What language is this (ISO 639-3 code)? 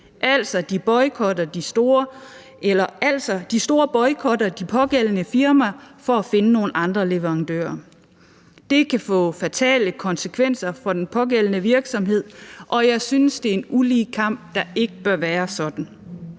dan